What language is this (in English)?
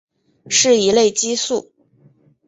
Chinese